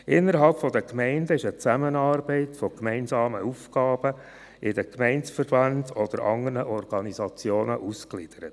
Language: Swiss German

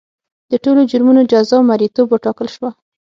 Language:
Pashto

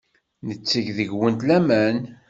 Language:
Kabyle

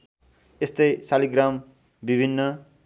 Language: Nepali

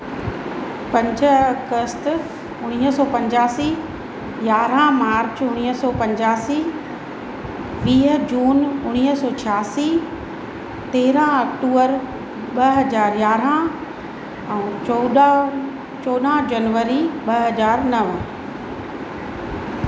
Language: Sindhi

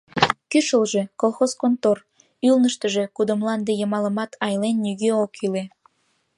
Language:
Mari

